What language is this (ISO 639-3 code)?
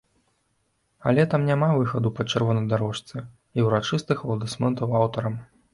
bel